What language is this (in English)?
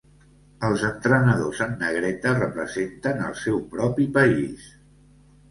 Catalan